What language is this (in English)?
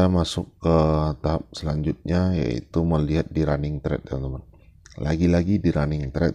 Indonesian